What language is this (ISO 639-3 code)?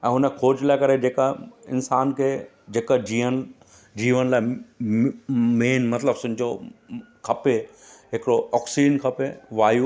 snd